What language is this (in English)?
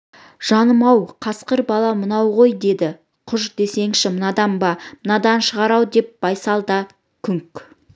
Kazakh